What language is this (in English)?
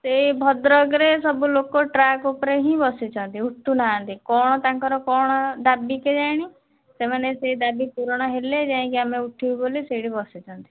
Odia